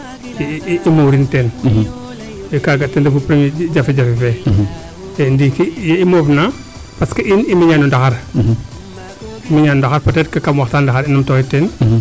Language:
Serer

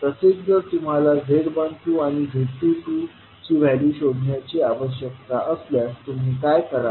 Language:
Marathi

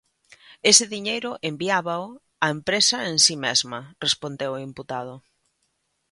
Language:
Galician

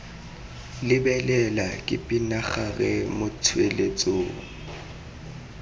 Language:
Tswana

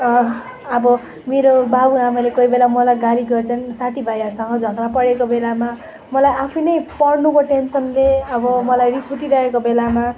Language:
Nepali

